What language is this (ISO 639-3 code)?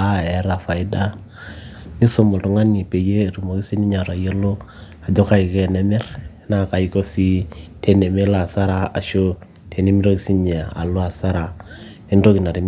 mas